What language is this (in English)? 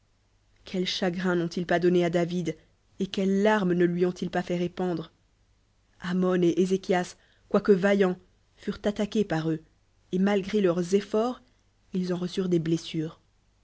French